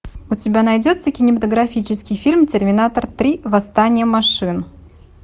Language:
Russian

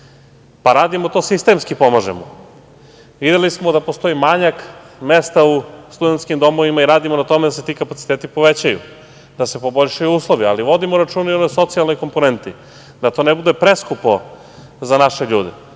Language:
Serbian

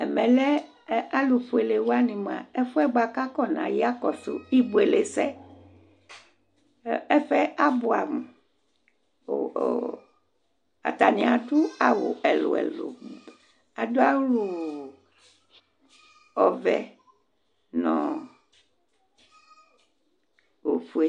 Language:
Ikposo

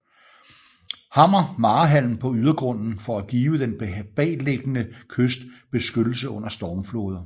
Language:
Danish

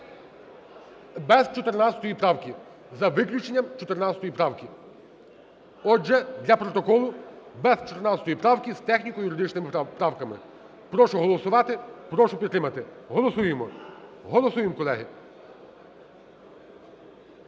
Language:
Ukrainian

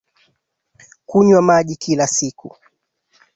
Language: Swahili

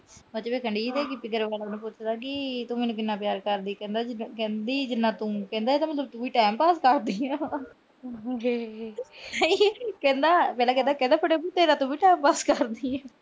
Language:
Punjabi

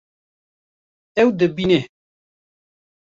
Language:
Kurdish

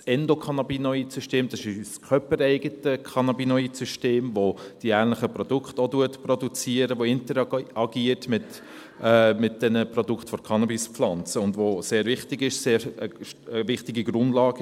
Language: Swiss German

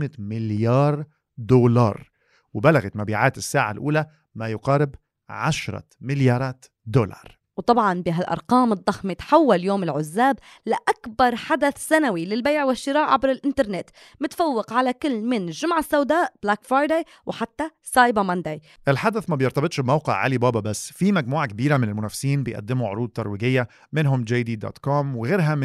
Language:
Arabic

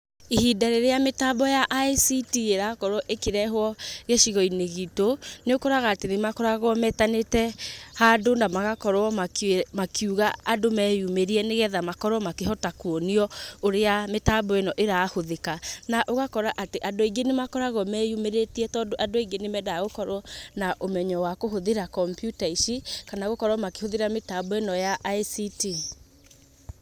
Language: Kikuyu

